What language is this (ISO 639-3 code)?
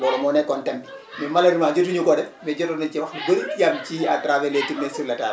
wol